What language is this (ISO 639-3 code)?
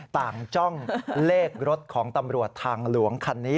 tha